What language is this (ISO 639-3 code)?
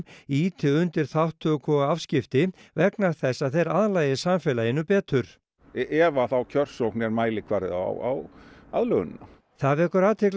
isl